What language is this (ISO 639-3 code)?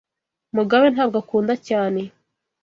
kin